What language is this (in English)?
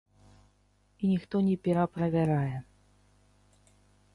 Belarusian